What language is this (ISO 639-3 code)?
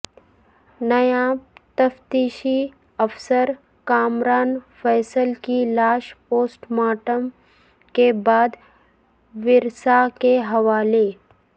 urd